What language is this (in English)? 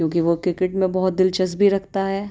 Urdu